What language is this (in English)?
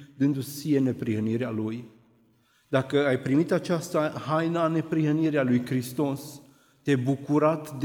Romanian